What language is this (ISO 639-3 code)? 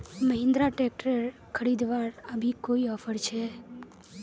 mag